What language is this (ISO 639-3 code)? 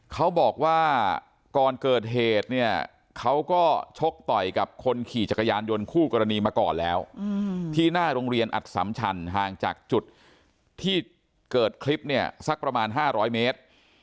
tha